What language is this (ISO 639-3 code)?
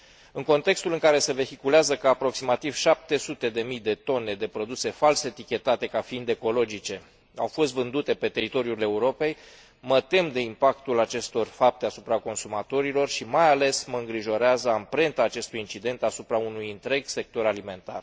ron